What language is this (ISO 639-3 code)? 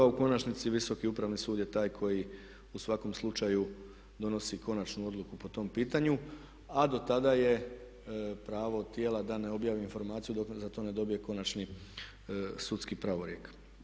hrv